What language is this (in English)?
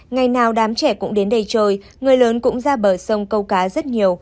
Vietnamese